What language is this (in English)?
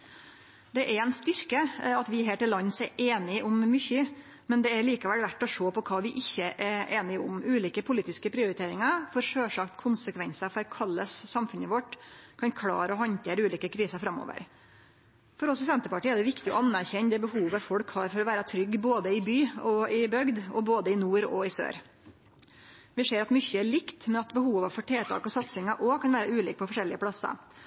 Norwegian Nynorsk